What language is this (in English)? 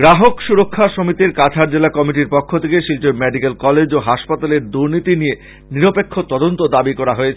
Bangla